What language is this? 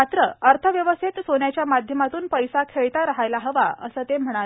Marathi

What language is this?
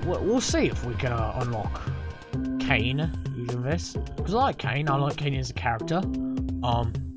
English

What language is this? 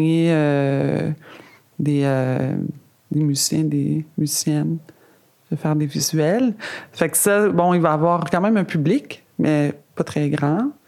French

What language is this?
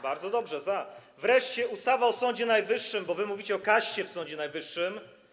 Polish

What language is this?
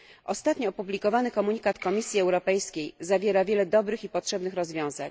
Polish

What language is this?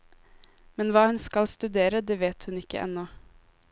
Norwegian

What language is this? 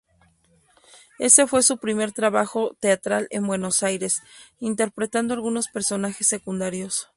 Spanish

